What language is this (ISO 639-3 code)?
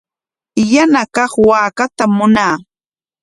qwa